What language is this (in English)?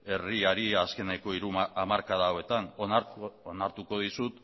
Basque